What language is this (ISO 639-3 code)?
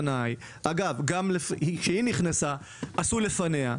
heb